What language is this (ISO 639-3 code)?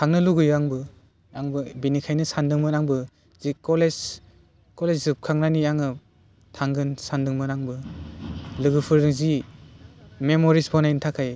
brx